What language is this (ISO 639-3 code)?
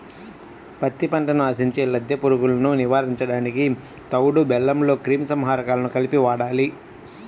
tel